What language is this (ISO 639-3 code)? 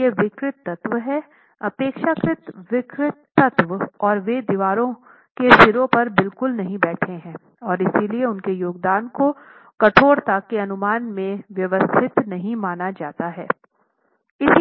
hin